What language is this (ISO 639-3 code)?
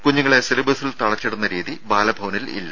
mal